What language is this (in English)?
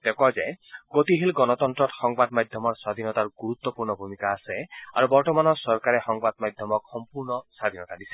Assamese